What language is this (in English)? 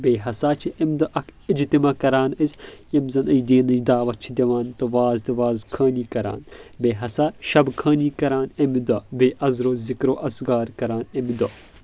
Kashmiri